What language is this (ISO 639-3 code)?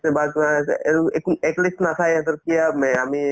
asm